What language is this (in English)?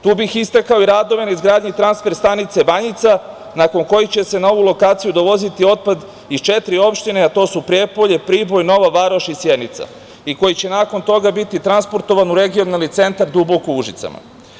Serbian